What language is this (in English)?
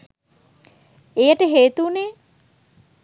Sinhala